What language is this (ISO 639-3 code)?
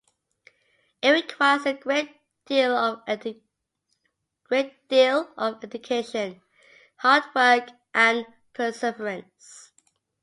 eng